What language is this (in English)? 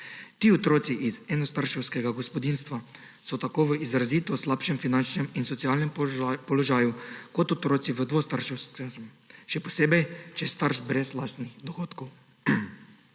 Slovenian